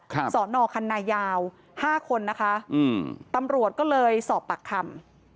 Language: Thai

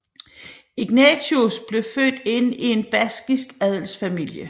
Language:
Danish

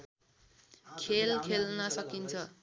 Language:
Nepali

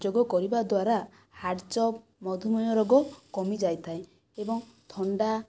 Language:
Odia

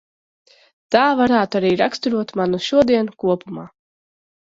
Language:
Latvian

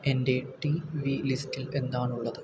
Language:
Malayalam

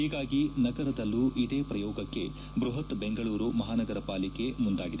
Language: Kannada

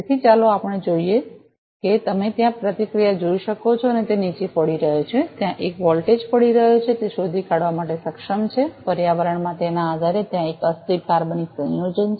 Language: Gujarati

